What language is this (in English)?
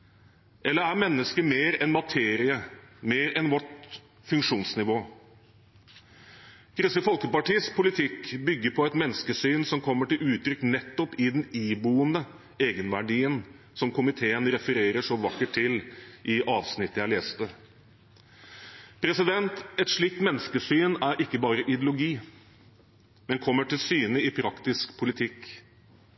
Norwegian Bokmål